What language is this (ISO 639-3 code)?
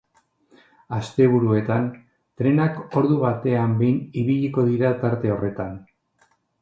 eus